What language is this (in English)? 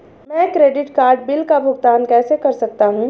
Hindi